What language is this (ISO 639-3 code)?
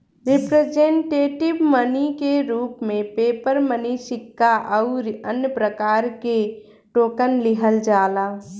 bho